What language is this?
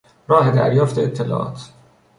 Persian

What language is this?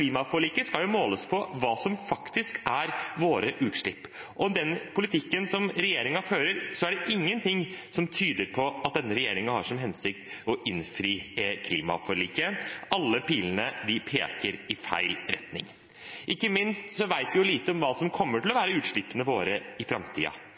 Norwegian Bokmål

